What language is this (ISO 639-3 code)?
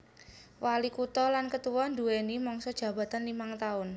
jav